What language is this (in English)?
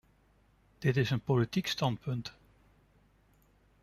Dutch